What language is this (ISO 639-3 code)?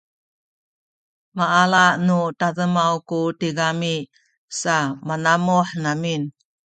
szy